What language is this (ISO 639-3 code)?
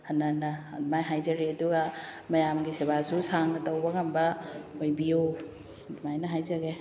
mni